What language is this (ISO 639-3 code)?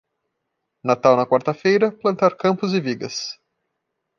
por